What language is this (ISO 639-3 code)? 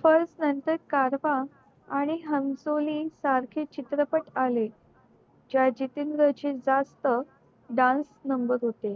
mar